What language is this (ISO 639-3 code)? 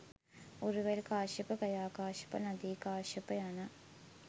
sin